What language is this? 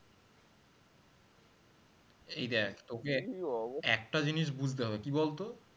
Bangla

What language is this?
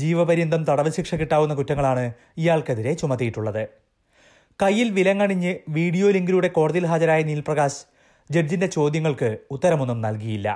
Malayalam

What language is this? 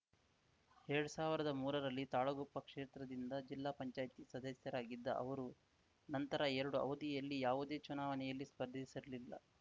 Kannada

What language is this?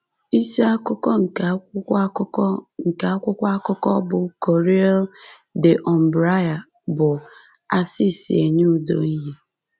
Igbo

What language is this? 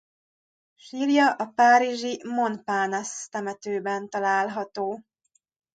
Hungarian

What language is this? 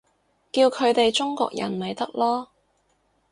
Cantonese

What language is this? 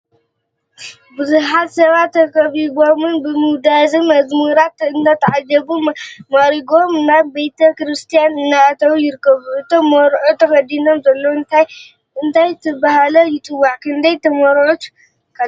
Tigrinya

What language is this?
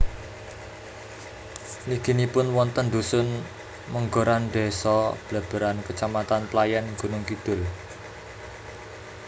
Javanese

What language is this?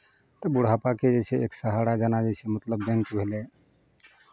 Maithili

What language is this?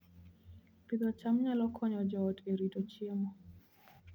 Luo (Kenya and Tanzania)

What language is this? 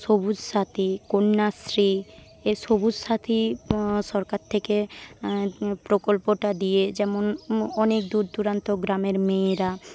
Bangla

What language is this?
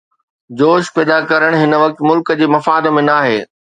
Sindhi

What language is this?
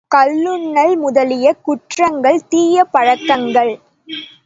Tamil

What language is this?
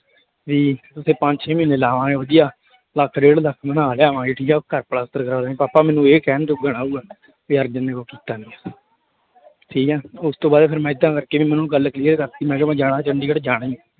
Punjabi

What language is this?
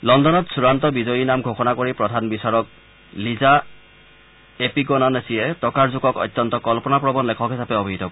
Assamese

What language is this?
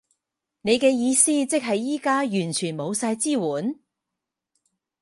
Cantonese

